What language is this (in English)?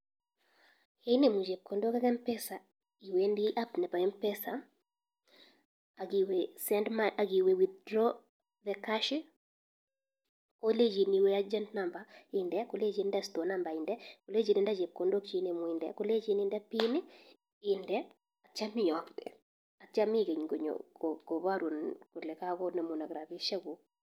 Kalenjin